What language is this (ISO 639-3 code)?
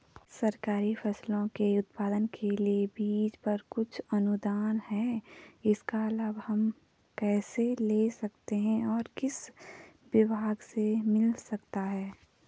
hin